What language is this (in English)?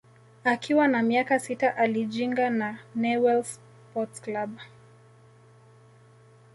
Swahili